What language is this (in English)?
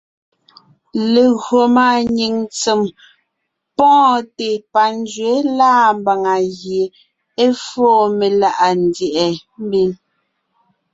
Ngiemboon